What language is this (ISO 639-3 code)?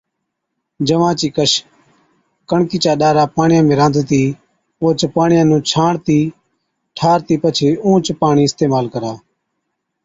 odk